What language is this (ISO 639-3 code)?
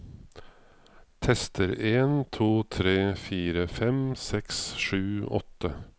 nor